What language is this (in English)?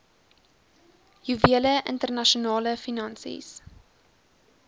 Afrikaans